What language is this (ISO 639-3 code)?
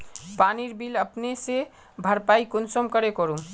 mag